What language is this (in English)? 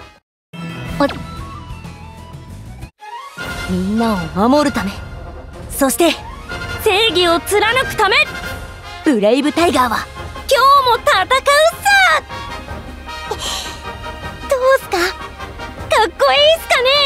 Japanese